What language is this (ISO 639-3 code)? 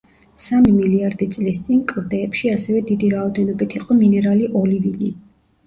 kat